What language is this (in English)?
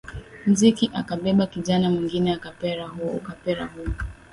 Swahili